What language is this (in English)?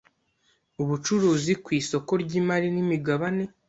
Kinyarwanda